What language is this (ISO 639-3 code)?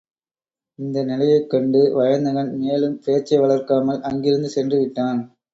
tam